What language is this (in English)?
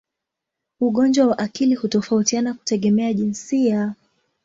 Swahili